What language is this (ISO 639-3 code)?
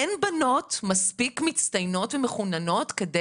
heb